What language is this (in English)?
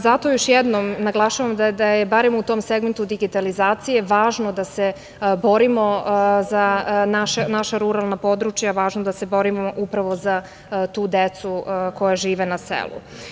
Serbian